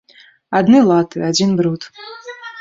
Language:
Belarusian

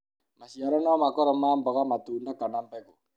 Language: Kikuyu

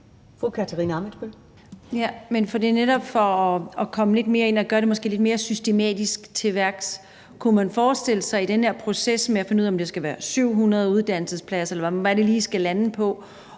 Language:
Danish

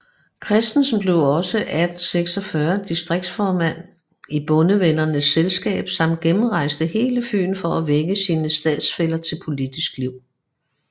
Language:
Danish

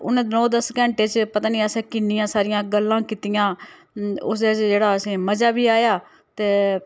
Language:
Dogri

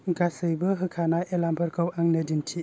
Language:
Bodo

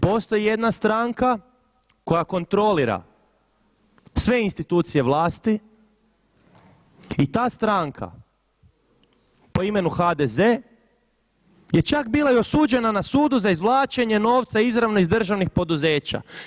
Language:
Croatian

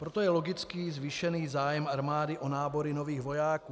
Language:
Czech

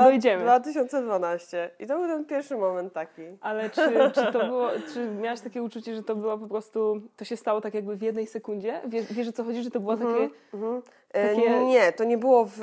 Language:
Polish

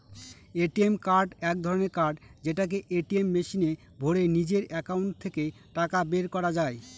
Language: Bangla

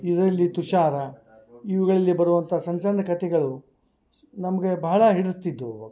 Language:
Kannada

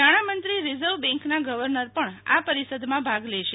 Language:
Gujarati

